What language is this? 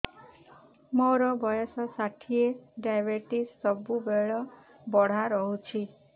Odia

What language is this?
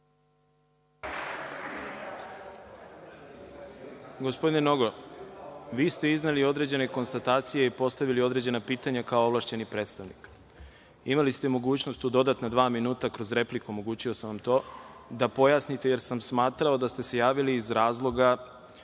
Serbian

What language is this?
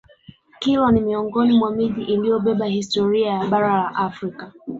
Swahili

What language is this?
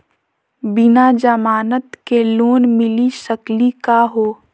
Magahi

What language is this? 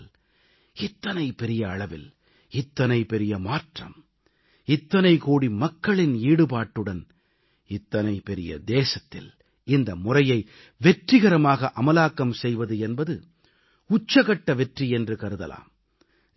Tamil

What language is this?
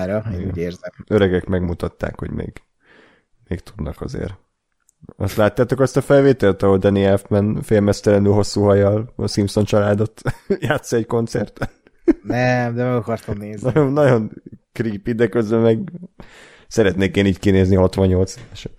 Hungarian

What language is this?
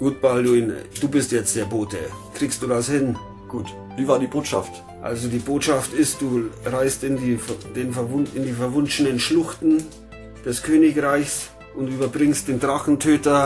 German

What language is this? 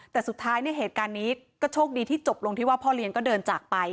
Thai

